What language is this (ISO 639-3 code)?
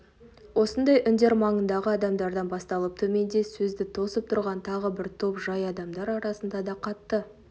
kaz